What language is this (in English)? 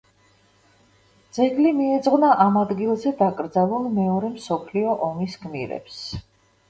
Georgian